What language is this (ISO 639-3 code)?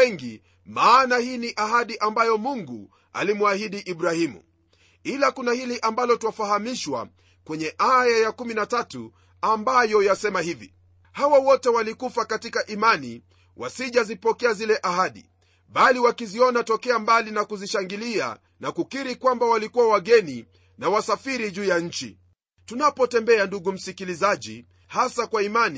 swa